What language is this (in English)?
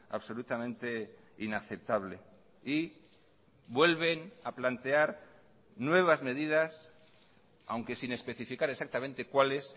Spanish